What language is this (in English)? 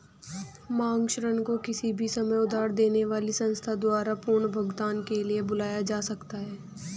Hindi